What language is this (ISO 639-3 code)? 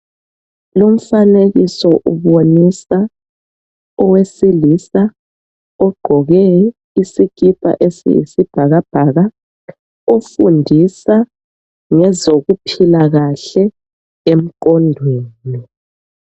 nde